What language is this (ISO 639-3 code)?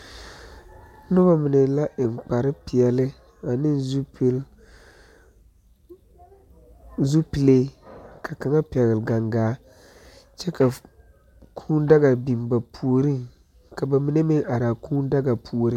dga